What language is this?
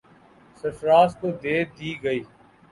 Urdu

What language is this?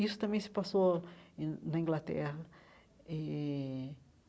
Portuguese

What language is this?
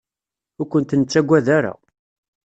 Kabyle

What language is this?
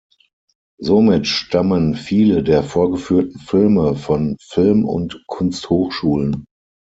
German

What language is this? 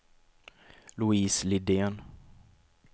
Swedish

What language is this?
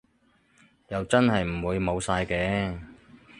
Cantonese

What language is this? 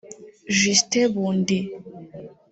Kinyarwanda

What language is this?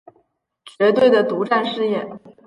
Chinese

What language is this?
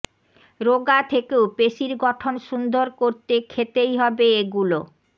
Bangla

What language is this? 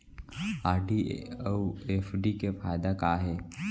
Chhattisgarhi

